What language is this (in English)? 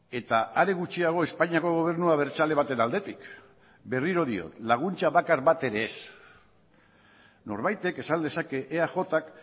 Basque